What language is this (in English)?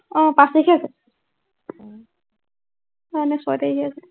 Assamese